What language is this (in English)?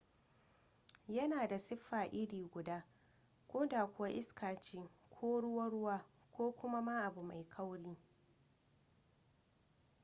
Hausa